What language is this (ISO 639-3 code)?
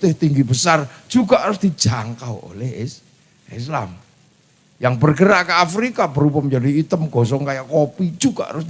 ind